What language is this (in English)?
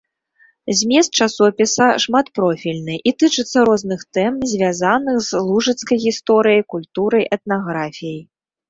Belarusian